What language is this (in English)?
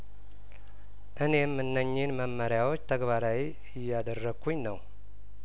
Amharic